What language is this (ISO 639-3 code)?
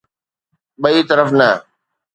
snd